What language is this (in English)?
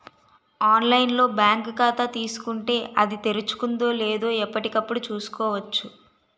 Telugu